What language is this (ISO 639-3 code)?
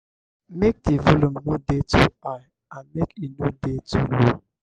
pcm